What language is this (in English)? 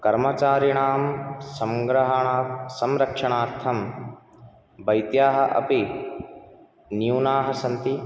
Sanskrit